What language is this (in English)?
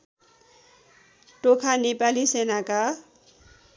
Nepali